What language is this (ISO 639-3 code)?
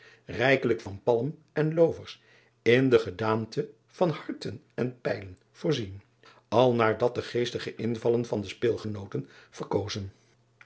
nld